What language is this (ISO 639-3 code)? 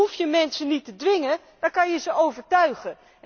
nld